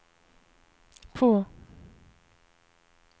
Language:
Swedish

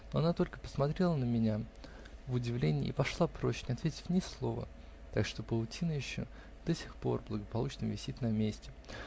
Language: Russian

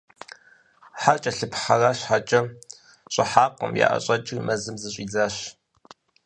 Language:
Kabardian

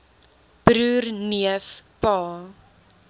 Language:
Afrikaans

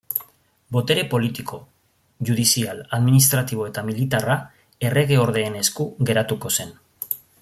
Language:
Basque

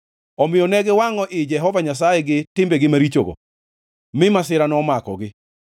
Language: Luo (Kenya and Tanzania)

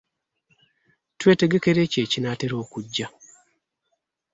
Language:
Ganda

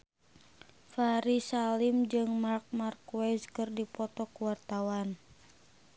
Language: Sundanese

